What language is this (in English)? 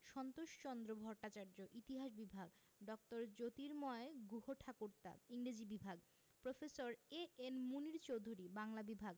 Bangla